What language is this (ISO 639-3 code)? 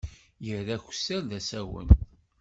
kab